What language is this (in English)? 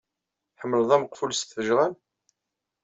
Kabyle